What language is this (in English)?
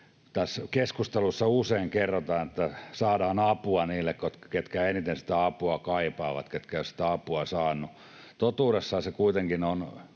Finnish